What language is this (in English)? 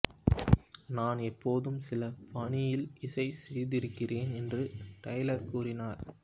Tamil